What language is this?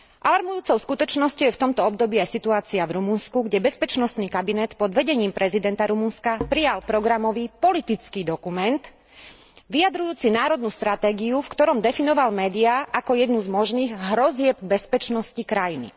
Slovak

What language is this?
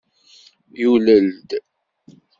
Kabyle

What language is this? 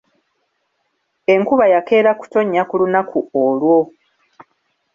Ganda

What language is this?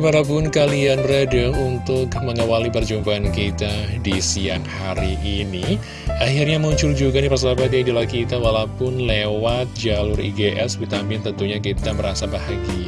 Indonesian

